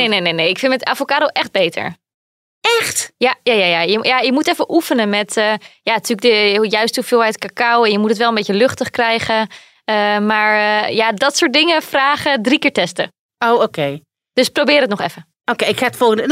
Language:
Dutch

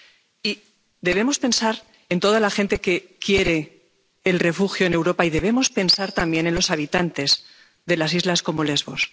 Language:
Spanish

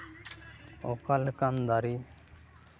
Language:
Santali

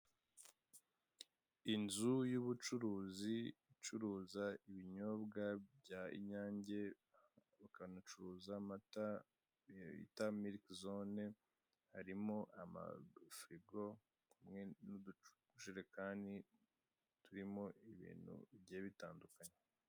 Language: Kinyarwanda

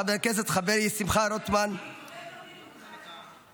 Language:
Hebrew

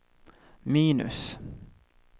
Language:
Swedish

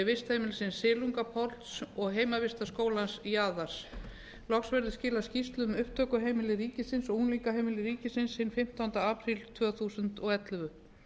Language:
Icelandic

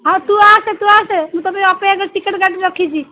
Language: Odia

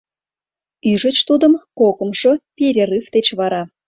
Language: Mari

